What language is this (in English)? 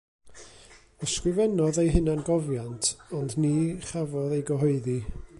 Welsh